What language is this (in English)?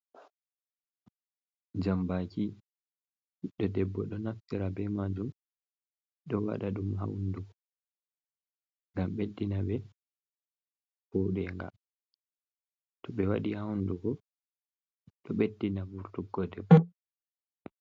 Fula